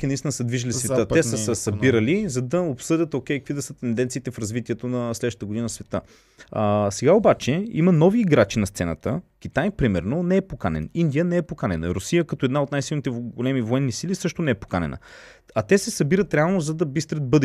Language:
Bulgarian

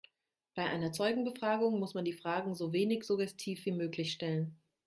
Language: German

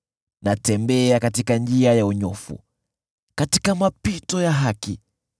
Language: Swahili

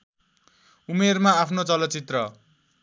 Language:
Nepali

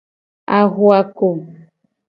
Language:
Gen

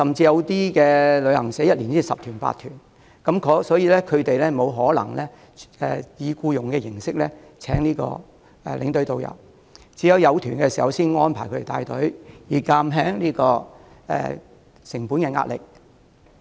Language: Cantonese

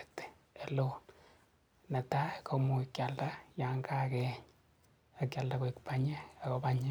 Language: Kalenjin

